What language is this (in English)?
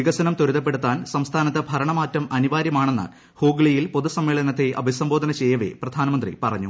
Malayalam